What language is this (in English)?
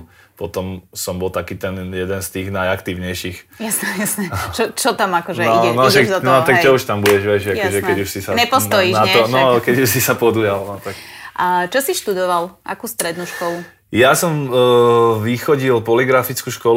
Slovak